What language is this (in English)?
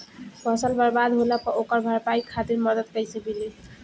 Bhojpuri